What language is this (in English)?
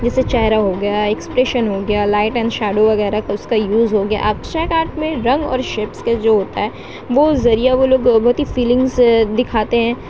Urdu